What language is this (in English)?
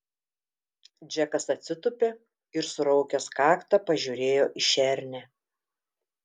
Lithuanian